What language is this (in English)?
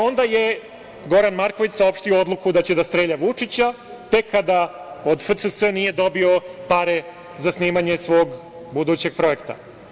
Serbian